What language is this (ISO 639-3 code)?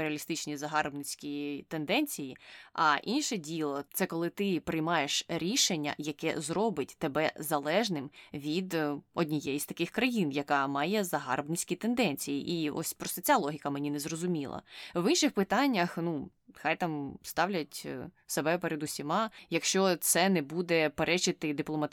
ukr